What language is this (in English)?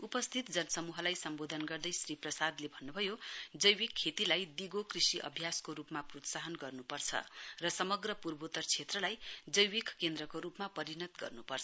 Nepali